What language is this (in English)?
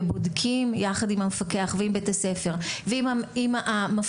Hebrew